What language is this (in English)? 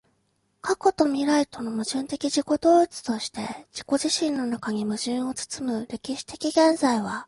Japanese